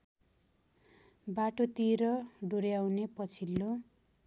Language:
Nepali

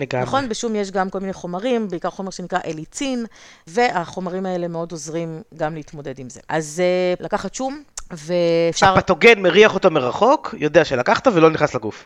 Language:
Hebrew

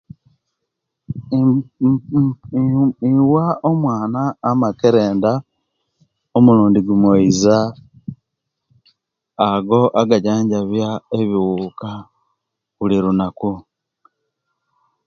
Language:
Kenyi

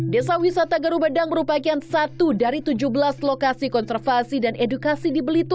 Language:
Indonesian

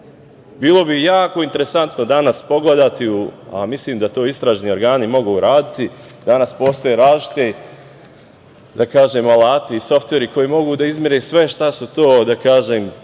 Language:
Serbian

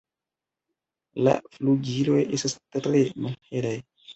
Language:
Esperanto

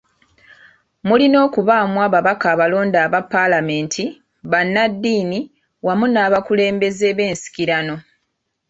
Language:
Ganda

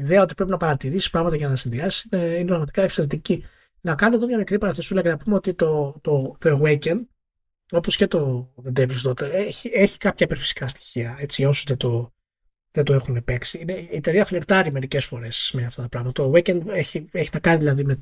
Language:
Greek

